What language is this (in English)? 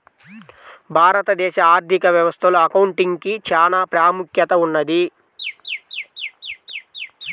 Telugu